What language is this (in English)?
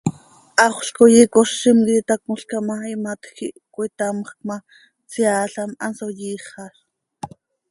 Seri